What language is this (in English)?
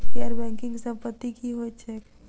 Maithili